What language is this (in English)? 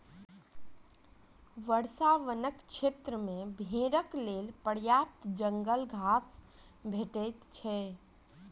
Maithili